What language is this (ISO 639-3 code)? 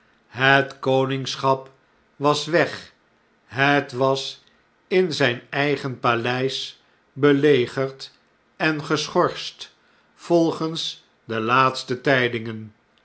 nld